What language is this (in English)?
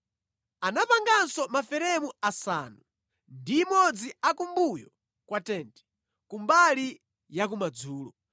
Nyanja